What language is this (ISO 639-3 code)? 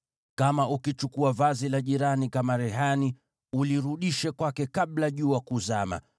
swa